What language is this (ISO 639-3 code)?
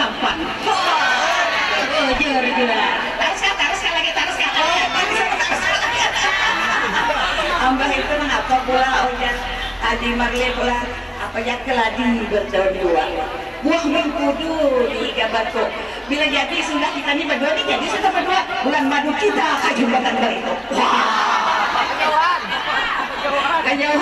ind